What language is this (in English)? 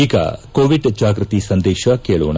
Kannada